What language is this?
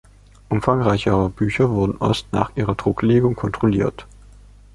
German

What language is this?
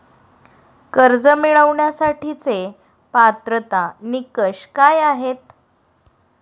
Marathi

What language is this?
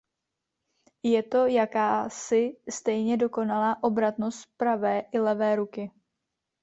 Czech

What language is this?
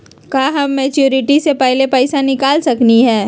Magahi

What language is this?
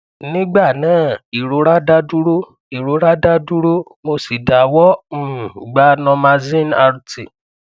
Yoruba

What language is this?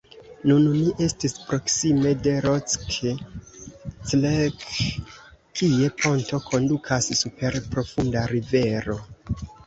Esperanto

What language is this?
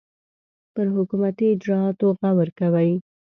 Pashto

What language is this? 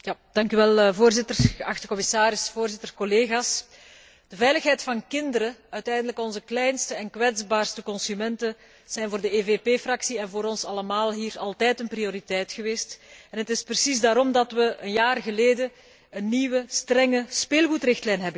Dutch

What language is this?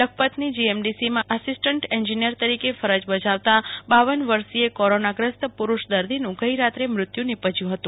Gujarati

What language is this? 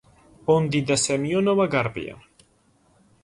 Georgian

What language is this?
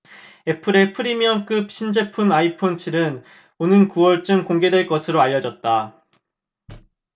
Korean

